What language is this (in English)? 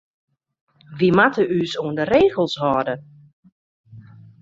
Western Frisian